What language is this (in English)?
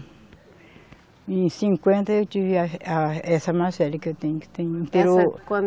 Portuguese